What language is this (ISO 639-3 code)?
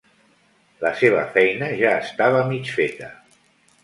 cat